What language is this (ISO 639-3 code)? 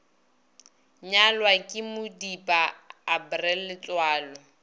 nso